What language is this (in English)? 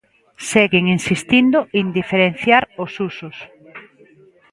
Galician